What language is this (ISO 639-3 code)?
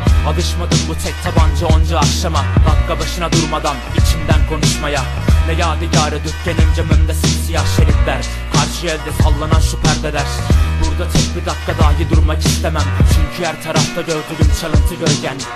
fil